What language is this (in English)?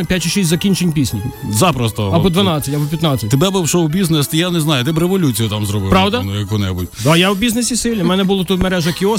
Ukrainian